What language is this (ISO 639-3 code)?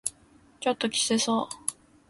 jpn